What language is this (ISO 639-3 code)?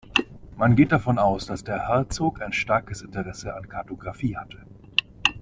deu